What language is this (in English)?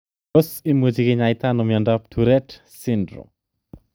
Kalenjin